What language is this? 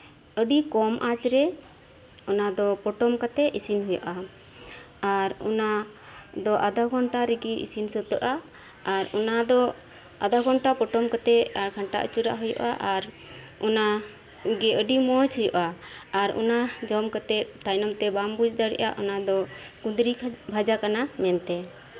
Santali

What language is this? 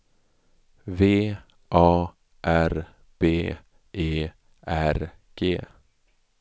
Swedish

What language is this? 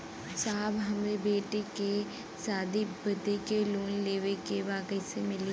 Bhojpuri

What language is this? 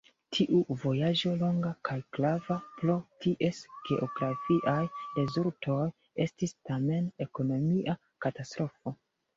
Esperanto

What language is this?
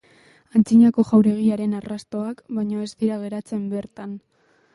Basque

